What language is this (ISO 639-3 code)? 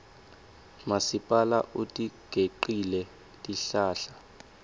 ssw